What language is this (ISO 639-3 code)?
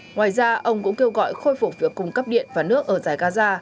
vie